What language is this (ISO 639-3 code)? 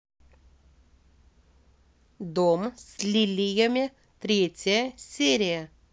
rus